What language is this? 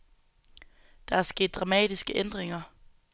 Danish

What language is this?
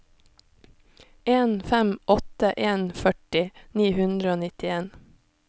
Norwegian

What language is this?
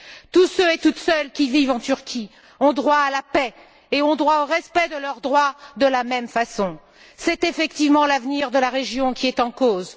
French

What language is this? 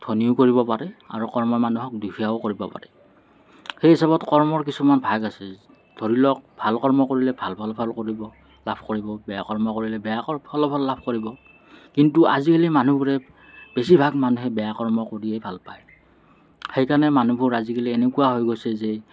Assamese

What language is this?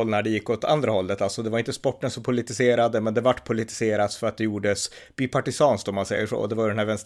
Swedish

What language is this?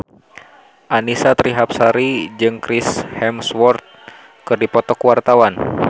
Sundanese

